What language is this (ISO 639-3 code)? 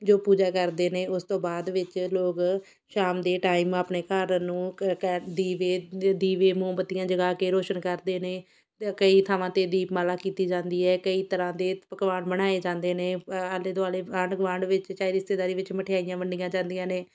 pan